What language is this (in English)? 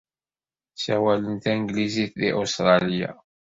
Kabyle